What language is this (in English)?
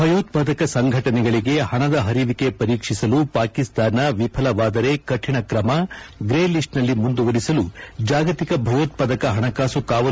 Kannada